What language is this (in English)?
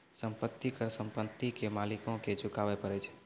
Maithili